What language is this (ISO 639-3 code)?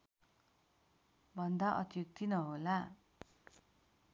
nep